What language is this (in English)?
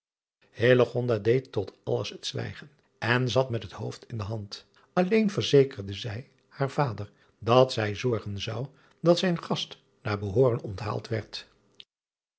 Dutch